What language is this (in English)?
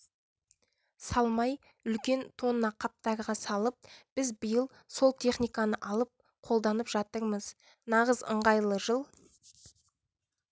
Kazakh